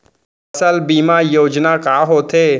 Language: Chhattisgarhi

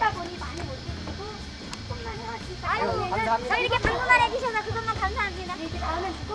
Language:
Korean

